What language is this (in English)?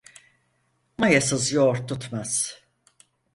Turkish